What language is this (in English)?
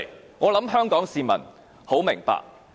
Cantonese